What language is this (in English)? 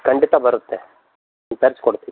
Kannada